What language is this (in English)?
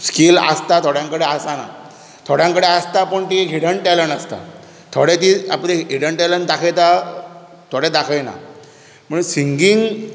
Konkani